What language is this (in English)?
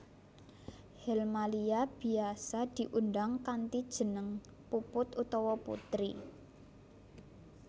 Javanese